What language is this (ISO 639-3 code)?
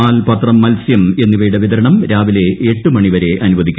mal